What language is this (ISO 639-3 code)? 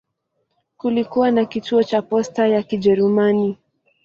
swa